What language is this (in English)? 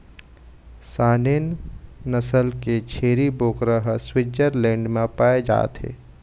Chhattisgarhi